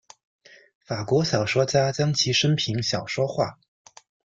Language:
Chinese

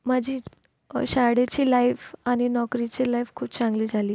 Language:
Marathi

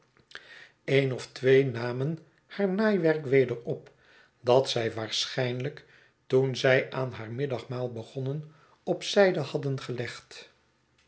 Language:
Dutch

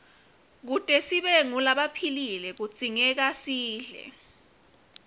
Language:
Swati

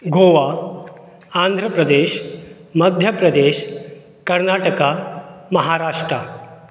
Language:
Konkani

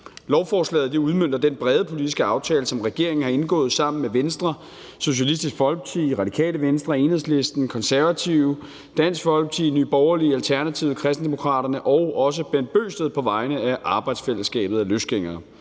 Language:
Danish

